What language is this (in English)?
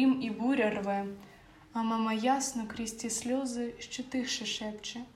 Ukrainian